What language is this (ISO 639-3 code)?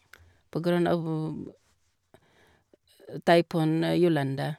nor